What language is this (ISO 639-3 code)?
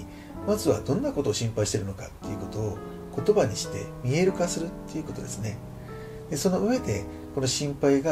jpn